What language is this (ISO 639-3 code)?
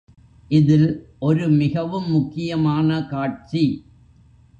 tam